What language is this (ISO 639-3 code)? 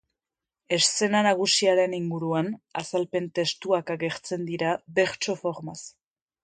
eus